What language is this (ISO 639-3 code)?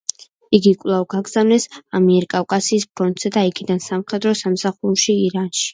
kat